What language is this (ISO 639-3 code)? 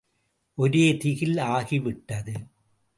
tam